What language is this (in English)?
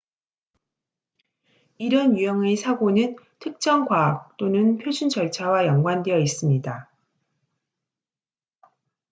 Korean